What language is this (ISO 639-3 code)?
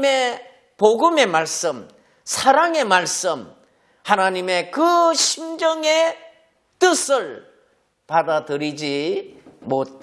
kor